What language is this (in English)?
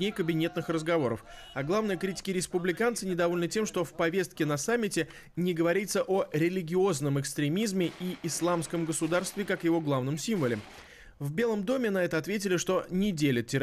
Russian